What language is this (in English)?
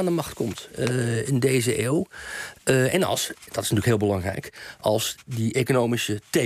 Dutch